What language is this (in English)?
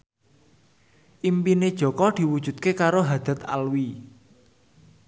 Javanese